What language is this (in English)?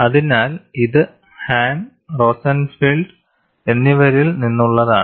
Malayalam